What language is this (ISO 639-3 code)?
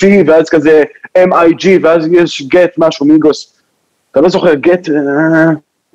heb